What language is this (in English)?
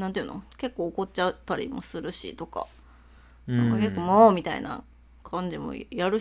Japanese